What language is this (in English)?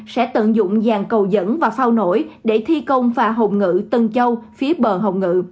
Vietnamese